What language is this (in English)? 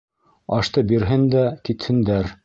Bashkir